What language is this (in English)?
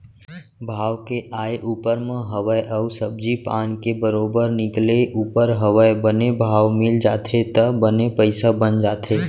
Chhattisgarhi